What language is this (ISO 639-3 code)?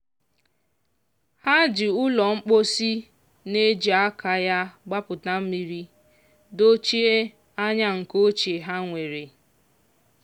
ibo